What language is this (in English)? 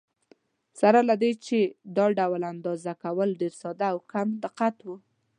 Pashto